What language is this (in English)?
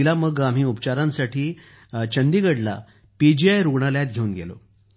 Marathi